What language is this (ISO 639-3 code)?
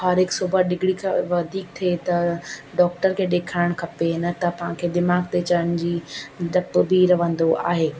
snd